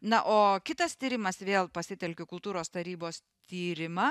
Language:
Lithuanian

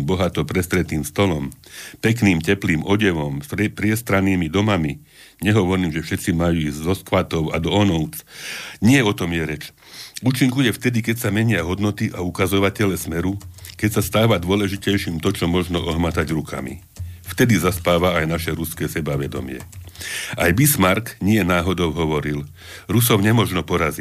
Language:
Slovak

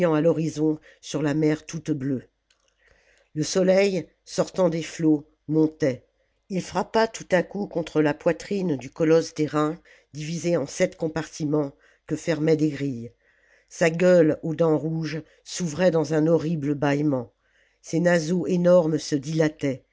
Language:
French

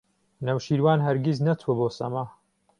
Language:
Central Kurdish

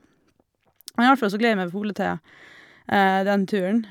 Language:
Norwegian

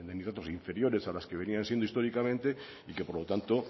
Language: Spanish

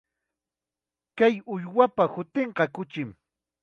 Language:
Chiquián Ancash Quechua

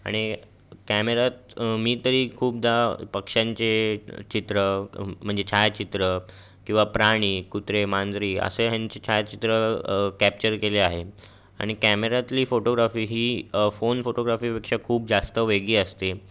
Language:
Marathi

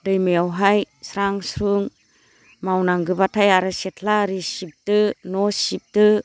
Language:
Bodo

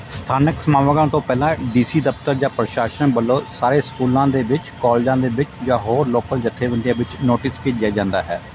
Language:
Punjabi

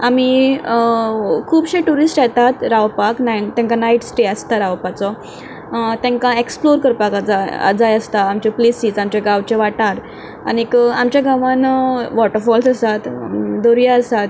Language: Konkani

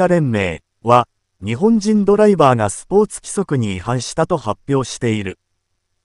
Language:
Japanese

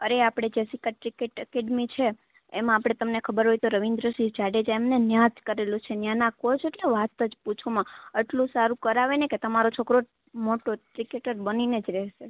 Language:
Gujarati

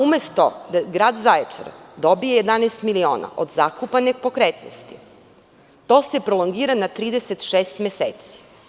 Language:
Serbian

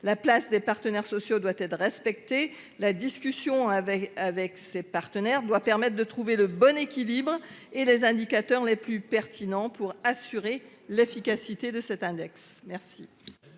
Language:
French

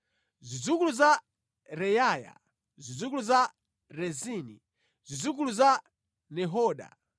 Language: Nyanja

